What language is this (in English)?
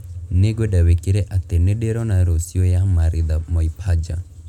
Kikuyu